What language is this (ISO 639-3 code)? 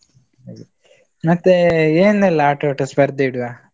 kan